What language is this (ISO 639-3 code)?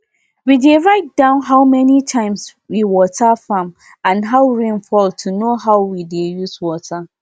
pcm